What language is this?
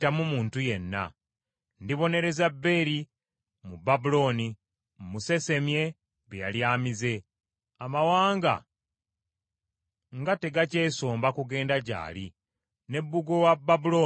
Ganda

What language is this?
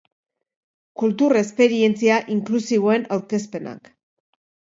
Basque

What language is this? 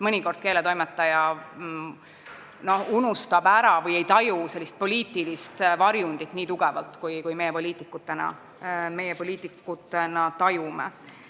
Estonian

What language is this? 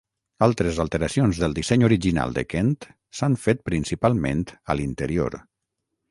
Catalan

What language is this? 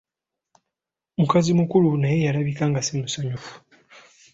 Ganda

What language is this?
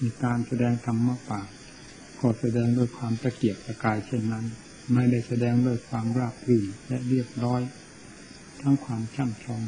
Thai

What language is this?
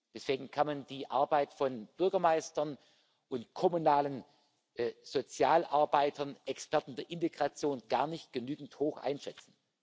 German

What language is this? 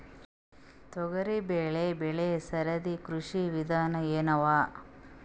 Kannada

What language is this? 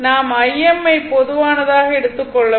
Tamil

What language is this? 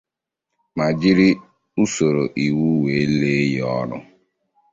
Igbo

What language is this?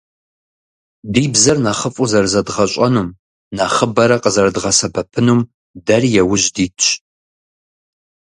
Kabardian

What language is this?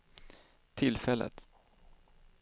Swedish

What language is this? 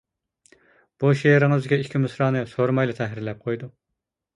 Uyghur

